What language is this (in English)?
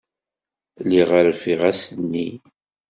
Kabyle